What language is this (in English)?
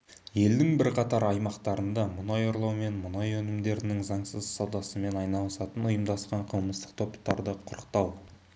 Kazakh